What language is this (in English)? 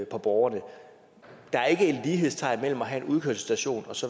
Danish